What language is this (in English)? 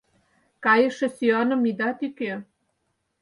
Mari